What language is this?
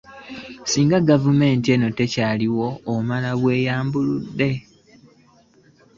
Ganda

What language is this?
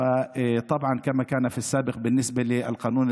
Hebrew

